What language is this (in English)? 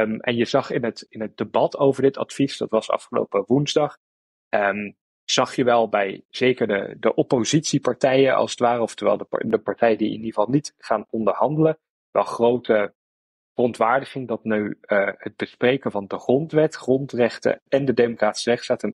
Dutch